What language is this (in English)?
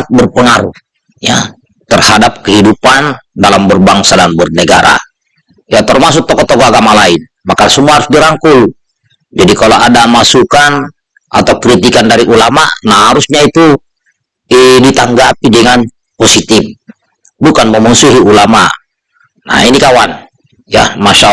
Indonesian